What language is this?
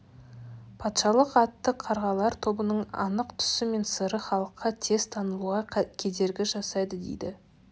Kazakh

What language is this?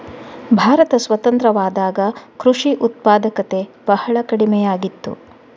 Kannada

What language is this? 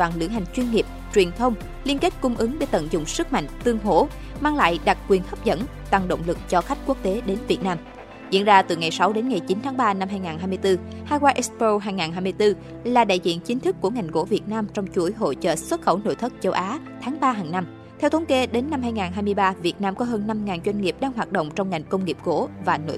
Vietnamese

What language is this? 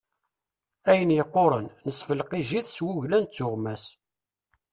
Kabyle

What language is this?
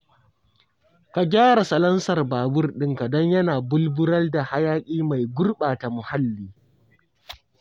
Hausa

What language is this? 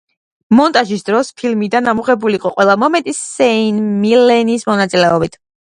Georgian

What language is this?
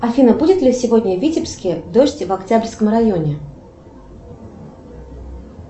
Russian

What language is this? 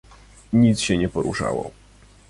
Polish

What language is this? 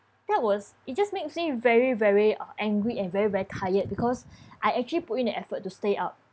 English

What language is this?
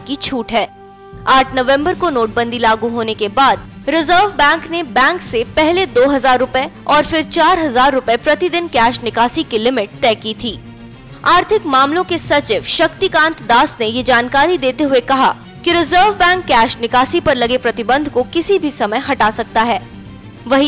Hindi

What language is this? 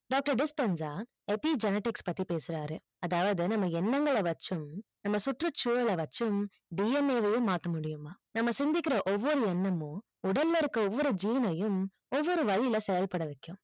Tamil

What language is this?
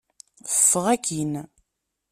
Kabyle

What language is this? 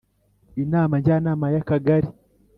Kinyarwanda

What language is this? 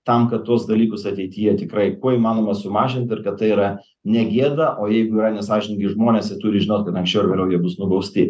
Lithuanian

